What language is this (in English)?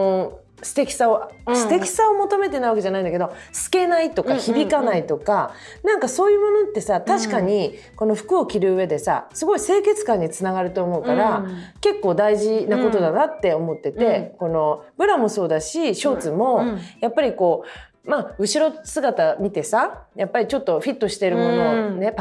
Japanese